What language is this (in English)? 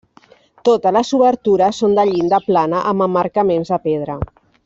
Catalan